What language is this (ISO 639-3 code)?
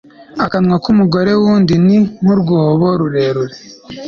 kin